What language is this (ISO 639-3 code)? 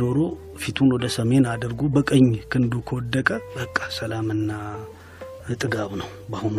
amh